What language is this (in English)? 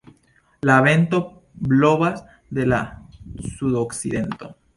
Esperanto